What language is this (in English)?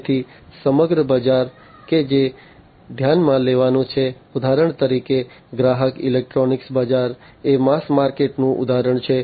Gujarati